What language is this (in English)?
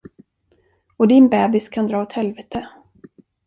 Swedish